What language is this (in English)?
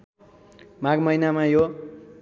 Nepali